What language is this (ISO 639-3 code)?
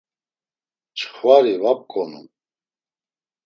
lzz